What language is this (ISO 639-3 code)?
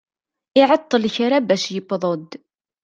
kab